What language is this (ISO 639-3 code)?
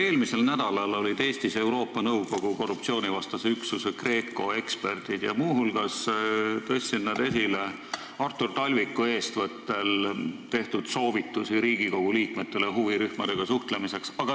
est